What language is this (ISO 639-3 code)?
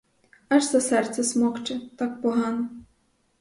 ukr